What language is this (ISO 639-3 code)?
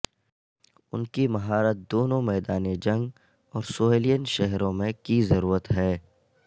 urd